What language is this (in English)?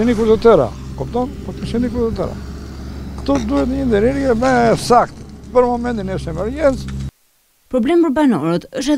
Romanian